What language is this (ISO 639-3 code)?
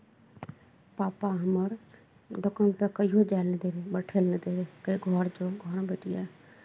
mai